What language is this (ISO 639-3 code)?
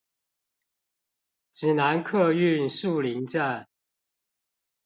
zho